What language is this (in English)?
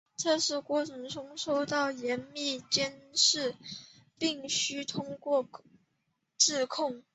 Chinese